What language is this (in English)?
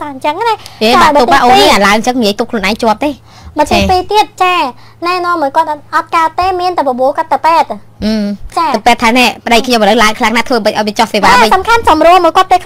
Thai